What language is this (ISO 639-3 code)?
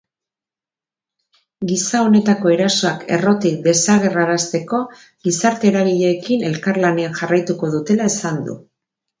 eus